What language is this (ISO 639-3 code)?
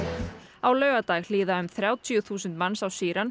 isl